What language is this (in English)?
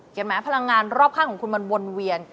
Thai